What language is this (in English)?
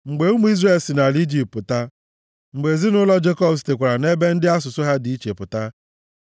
Igbo